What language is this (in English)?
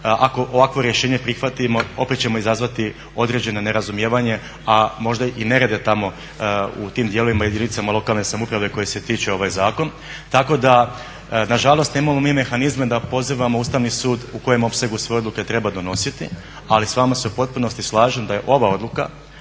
Croatian